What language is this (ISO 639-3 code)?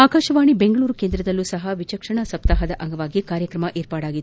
kan